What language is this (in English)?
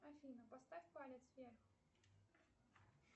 Russian